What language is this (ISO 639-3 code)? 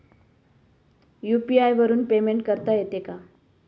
mar